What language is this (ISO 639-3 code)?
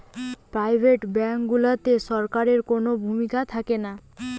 ben